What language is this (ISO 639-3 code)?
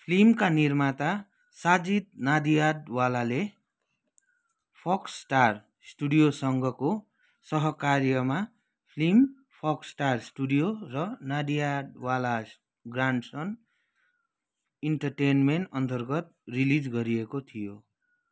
nep